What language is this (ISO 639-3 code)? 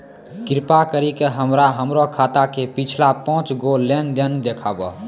mai